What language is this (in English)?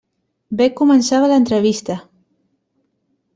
Catalan